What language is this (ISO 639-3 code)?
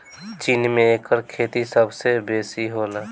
bho